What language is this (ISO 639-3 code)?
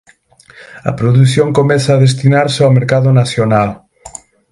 glg